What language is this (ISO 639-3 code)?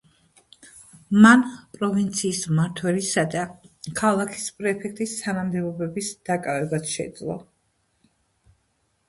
kat